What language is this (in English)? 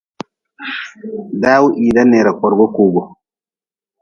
Nawdm